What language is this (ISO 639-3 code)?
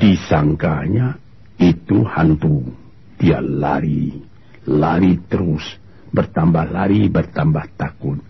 msa